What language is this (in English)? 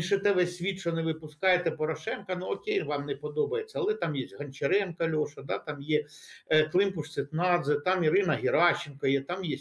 Ukrainian